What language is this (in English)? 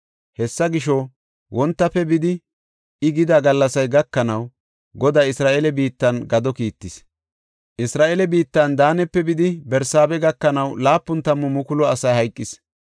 Gofa